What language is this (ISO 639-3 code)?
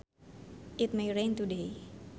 sun